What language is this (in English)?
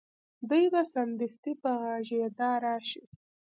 Pashto